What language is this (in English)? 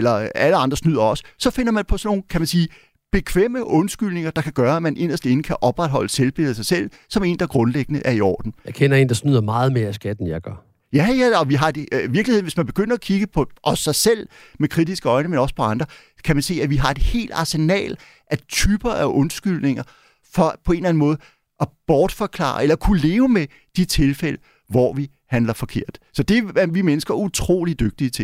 Danish